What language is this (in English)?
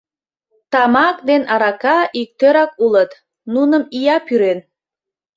Mari